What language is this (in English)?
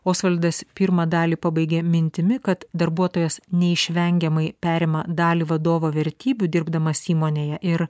Lithuanian